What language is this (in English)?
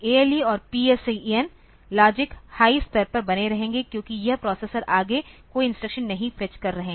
Hindi